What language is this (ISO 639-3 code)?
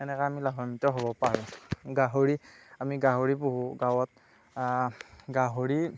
asm